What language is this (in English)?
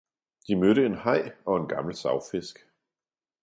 Danish